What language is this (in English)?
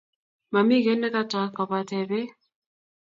Kalenjin